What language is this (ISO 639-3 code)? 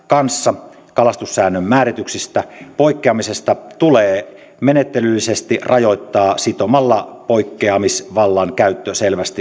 fin